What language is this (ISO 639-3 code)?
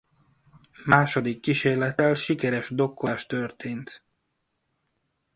hun